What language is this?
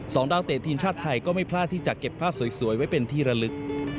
Thai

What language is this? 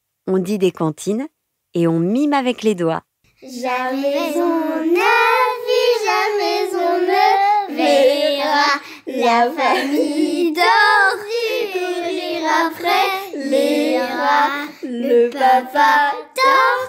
French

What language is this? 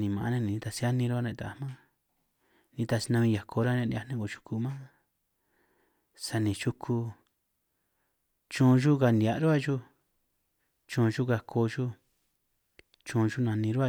San Martín Itunyoso Triqui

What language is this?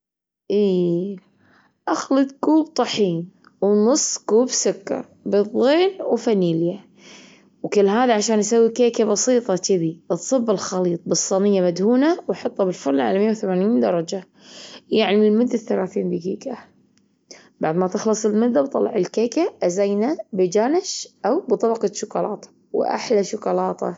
Gulf Arabic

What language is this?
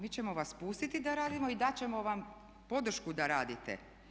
Croatian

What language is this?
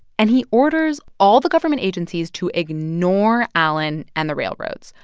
English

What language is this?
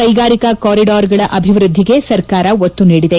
Kannada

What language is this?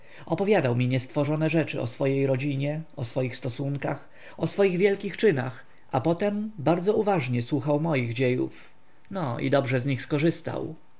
Polish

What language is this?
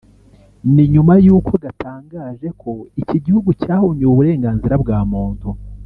Kinyarwanda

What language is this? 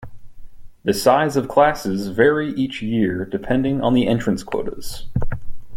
English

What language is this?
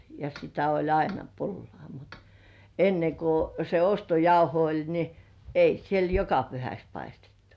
Finnish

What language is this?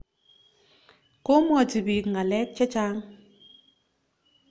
Kalenjin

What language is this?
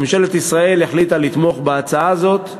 Hebrew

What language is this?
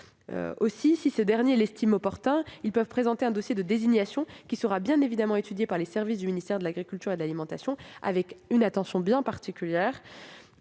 French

